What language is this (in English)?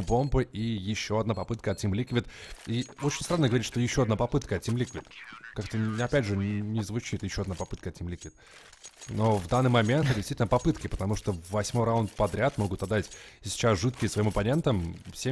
Russian